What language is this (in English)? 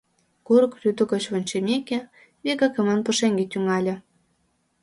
Mari